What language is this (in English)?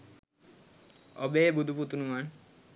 Sinhala